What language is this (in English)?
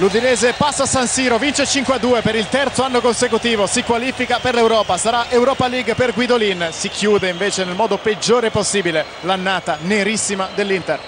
Italian